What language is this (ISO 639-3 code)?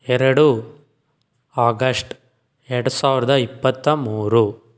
kan